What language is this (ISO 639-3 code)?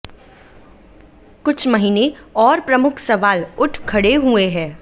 hin